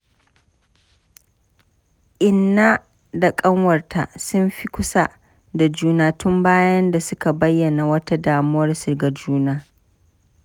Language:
Hausa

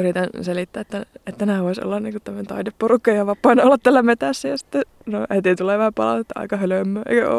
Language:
Finnish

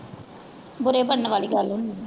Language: Punjabi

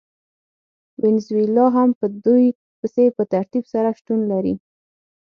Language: Pashto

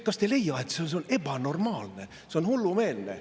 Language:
Estonian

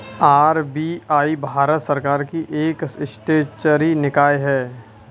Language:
Hindi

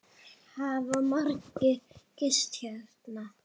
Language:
Icelandic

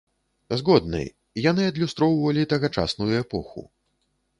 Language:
Belarusian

